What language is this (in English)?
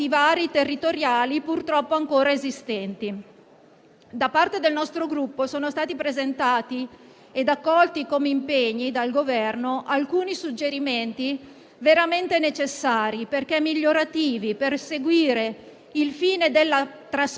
Italian